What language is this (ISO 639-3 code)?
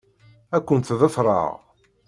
kab